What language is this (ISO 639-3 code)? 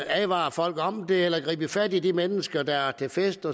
dan